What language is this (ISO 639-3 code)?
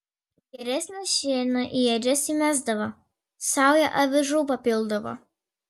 lit